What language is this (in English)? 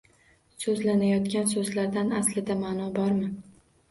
Uzbek